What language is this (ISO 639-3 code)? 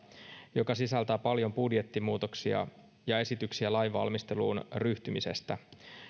fin